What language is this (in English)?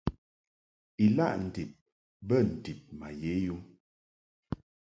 Mungaka